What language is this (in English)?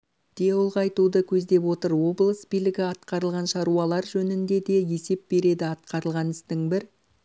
Kazakh